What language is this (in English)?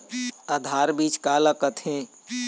Chhattisgarhi